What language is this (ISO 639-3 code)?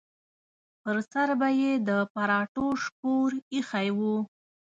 pus